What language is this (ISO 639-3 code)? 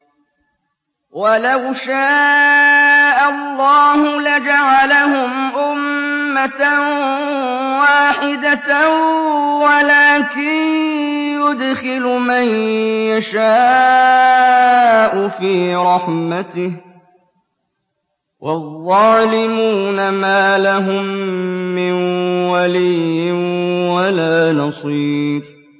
ara